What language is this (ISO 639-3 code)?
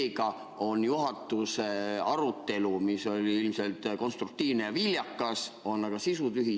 est